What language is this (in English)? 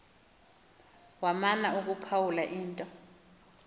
Xhosa